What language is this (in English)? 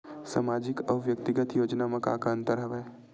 Chhattisgarhi